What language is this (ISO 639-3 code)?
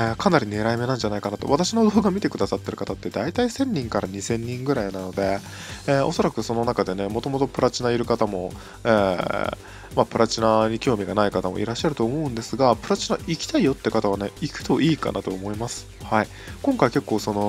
jpn